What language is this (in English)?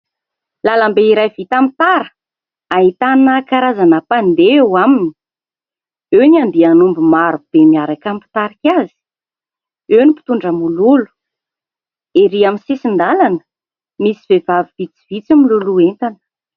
Malagasy